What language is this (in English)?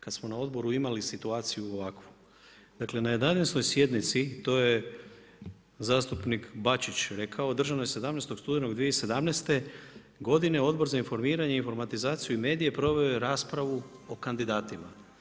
Croatian